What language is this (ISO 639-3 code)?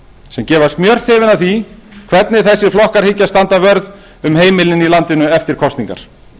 isl